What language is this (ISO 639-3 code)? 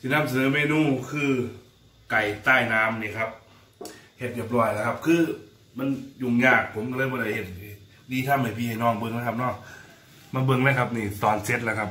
tha